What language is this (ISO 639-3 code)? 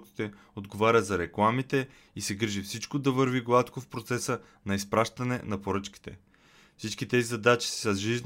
bul